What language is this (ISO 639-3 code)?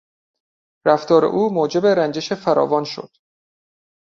fas